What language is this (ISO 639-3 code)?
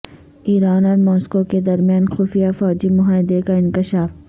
urd